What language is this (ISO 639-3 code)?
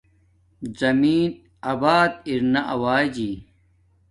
dmk